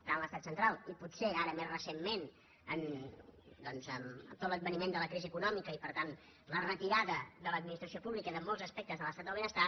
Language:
Catalan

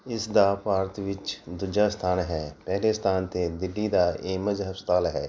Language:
Punjabi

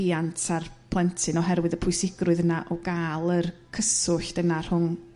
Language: Welsh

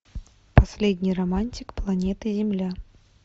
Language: Russian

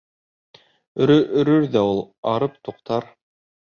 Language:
Bashkir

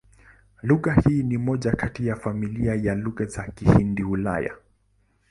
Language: Swahili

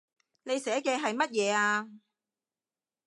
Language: Cantonese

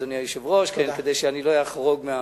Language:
Hebrew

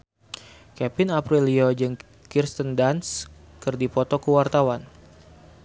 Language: Sundanese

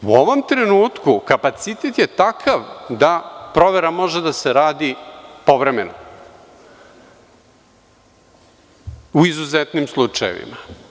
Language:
Serbian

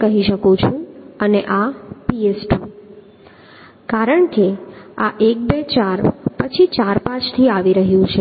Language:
Gujarati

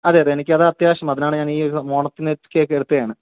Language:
Malayalam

